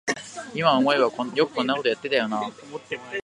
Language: Japanese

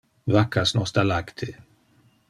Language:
Interlingua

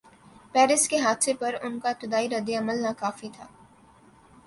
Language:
Urdu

